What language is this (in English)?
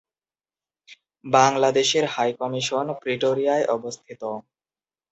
Bangla